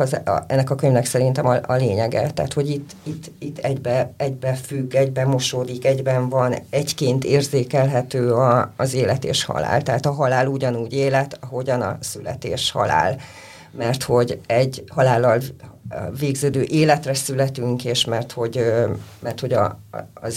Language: Hungarian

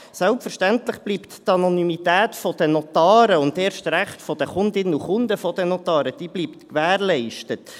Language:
Swiss German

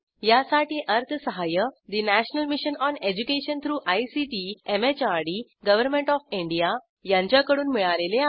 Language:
Marathi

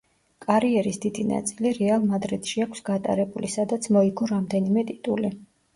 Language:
Georgian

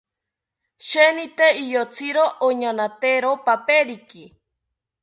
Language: South Ucayali Ashéninka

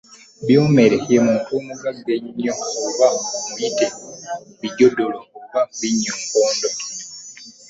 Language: Ganda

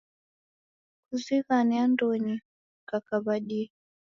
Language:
Taita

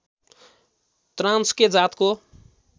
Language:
Nepali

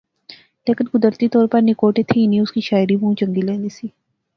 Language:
Pahari-Potwari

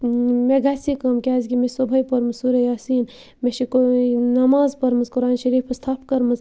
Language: Kashmiri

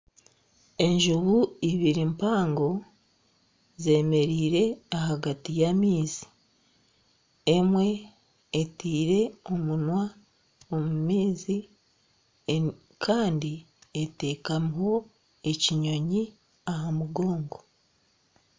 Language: Nyankole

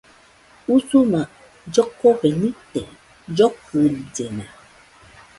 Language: Nüpode Huitoto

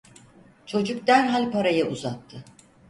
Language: Turkish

